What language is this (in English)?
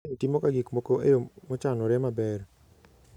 Luo (Kenya and Tanzania)